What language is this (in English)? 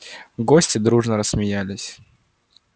Russian